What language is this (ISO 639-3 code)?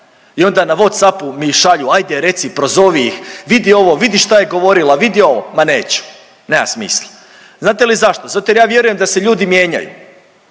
hrv